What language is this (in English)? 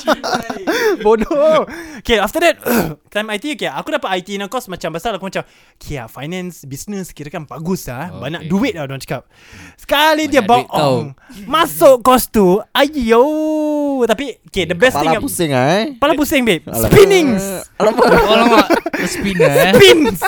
Malay